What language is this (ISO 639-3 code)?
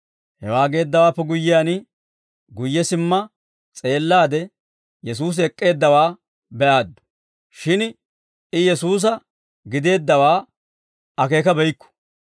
dwr